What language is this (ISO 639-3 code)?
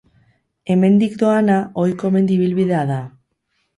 eus